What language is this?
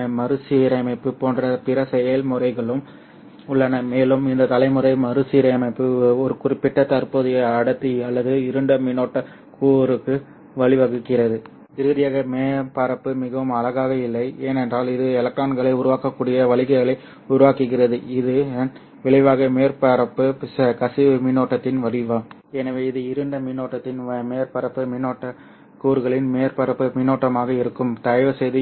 Tamil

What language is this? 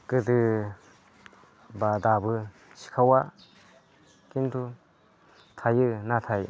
Bodo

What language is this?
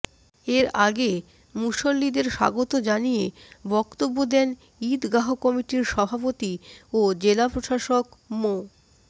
Bangla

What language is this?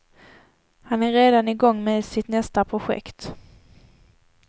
Swedish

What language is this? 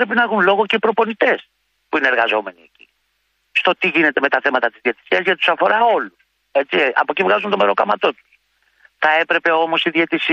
Greek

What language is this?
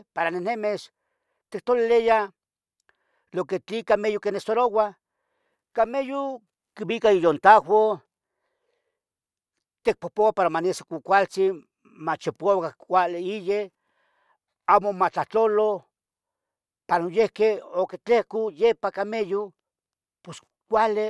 Tetelcingo Nahuatl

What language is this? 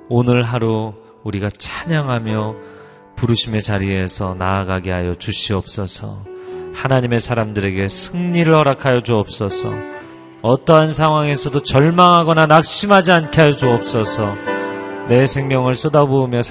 Korean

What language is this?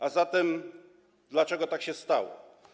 Polish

